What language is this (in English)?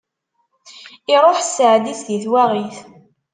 Kabyle